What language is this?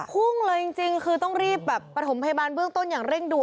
Thai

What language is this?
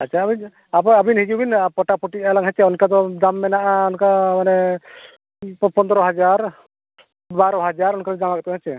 Santali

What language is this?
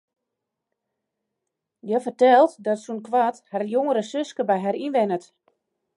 Western Frisian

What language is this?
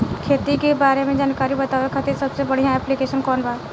Bhojpuri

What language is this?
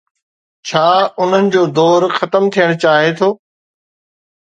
Sindhi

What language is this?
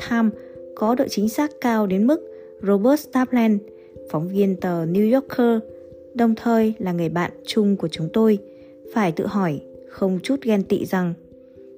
Vietnamese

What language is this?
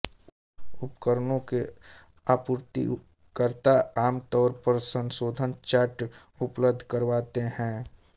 Hindi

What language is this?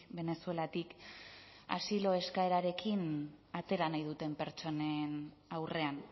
Basque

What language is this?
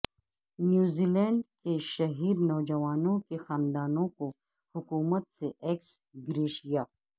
Urdu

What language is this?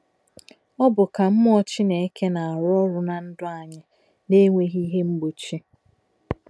Igbo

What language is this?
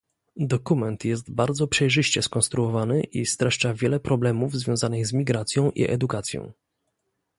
Polish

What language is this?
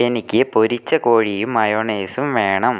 Malayalam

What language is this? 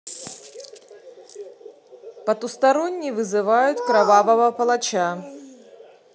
Russian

